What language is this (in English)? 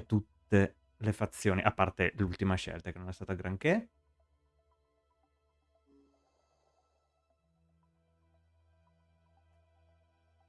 Italian